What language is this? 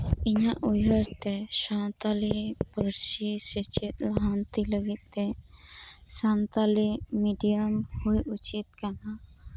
Santali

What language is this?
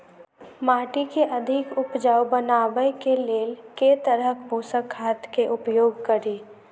Maithili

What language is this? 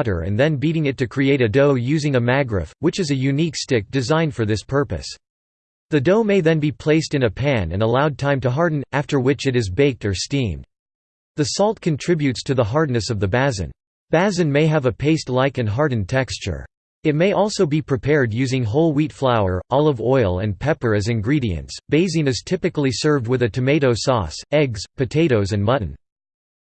English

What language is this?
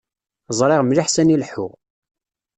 Kabyle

